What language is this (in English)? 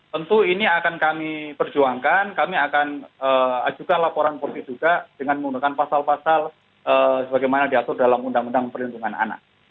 Indonesian